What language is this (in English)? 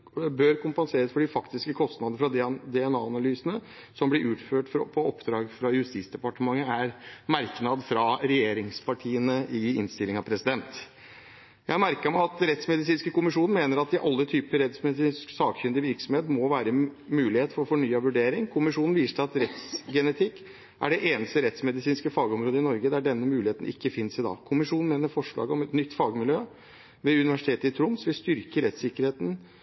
Norwegian Bokmål